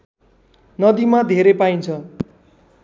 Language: Nepali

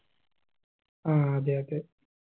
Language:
Malayalam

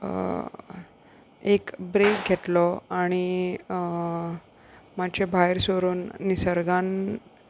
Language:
Konkani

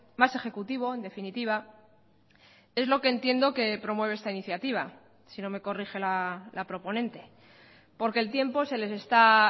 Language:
Spanish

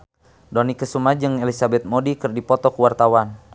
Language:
Sundanese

